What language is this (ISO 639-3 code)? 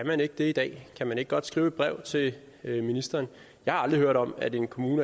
dan